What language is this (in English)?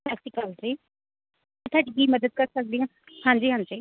Punjabi